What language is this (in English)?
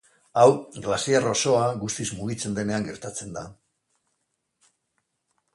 Basque